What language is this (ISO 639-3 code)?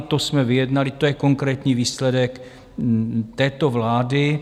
ces